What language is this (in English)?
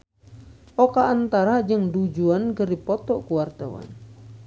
Sundanese